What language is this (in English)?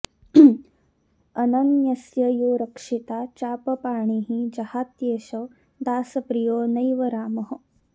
Sanskrit